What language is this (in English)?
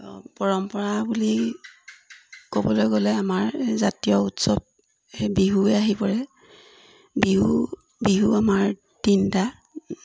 Assamese